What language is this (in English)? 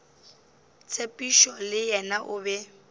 Northern Sotho